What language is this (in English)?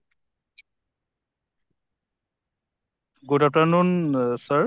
Assamese